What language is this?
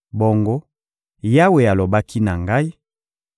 Lingala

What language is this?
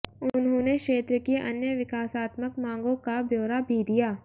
Hindi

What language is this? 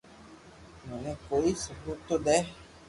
Loarki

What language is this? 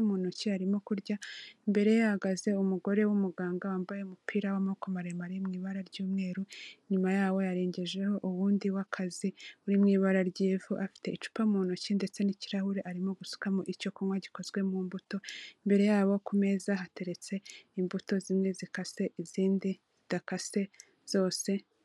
Kinyarwanda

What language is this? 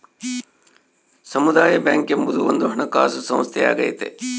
Kannada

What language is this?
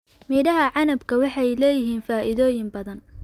Somali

